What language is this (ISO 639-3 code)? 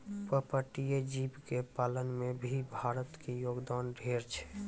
mai